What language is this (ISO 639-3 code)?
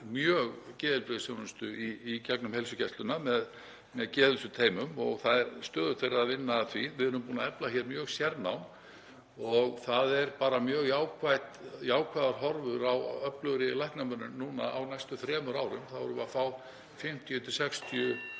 isl